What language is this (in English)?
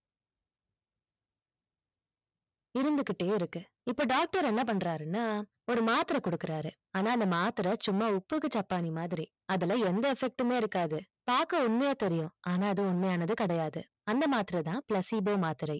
Tamil